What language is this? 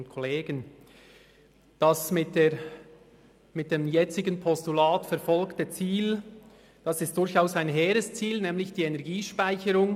Swiss German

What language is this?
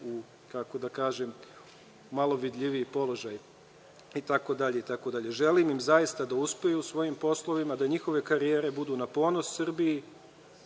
Serbian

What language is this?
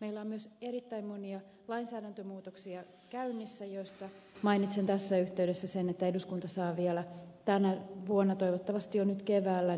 Finnish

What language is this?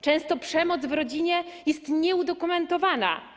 Polish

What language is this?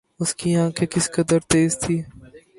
Urdu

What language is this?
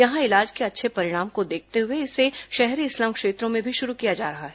Hindi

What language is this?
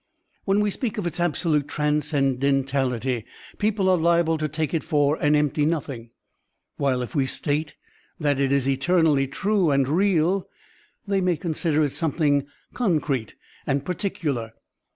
English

